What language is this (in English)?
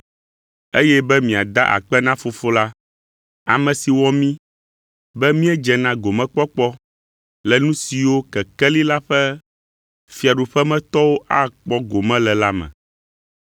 Ewe